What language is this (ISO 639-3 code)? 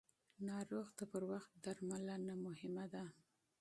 pus